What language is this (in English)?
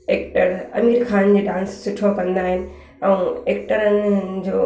Sindhi